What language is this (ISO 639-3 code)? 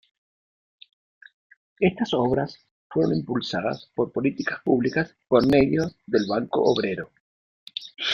spa